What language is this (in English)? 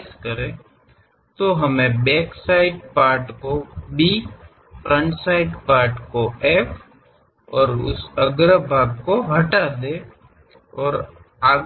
Kannada